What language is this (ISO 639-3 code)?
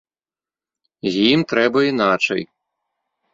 bel